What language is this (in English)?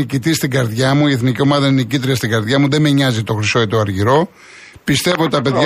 Greek